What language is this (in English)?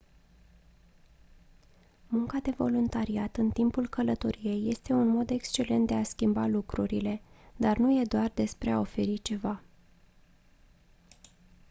Romanian